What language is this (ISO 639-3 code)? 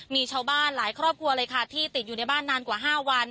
tha